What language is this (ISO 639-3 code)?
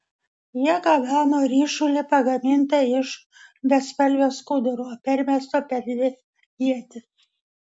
lit